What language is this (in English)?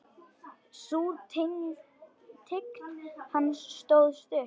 Icelandic